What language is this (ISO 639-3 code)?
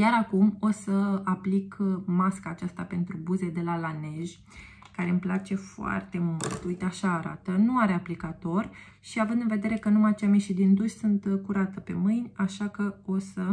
ron